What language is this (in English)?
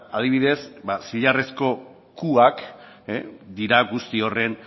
Basque